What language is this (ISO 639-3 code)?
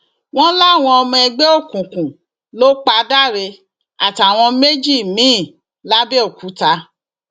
yor